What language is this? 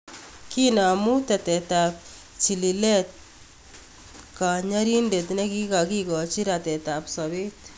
Kalenjin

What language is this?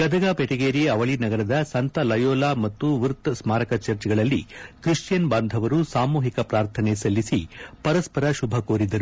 Kannada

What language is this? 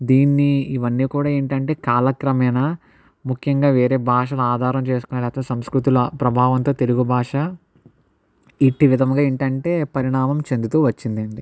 Telugu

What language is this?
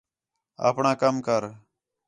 Khetrani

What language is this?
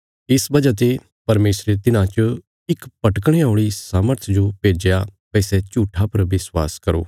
Bilaspuri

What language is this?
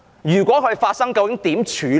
Cantonese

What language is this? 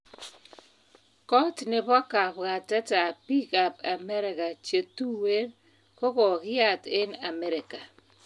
Kalenjin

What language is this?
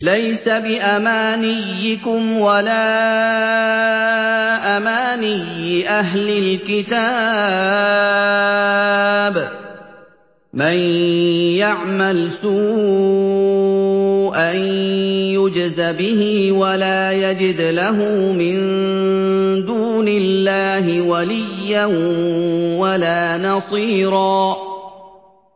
Arabic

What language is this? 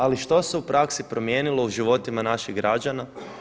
Croatian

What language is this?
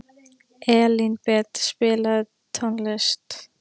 Icelandic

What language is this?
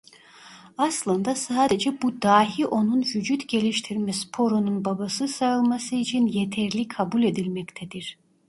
Turkish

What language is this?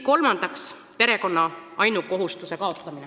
Estonian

